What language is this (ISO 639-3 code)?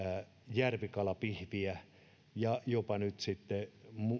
fin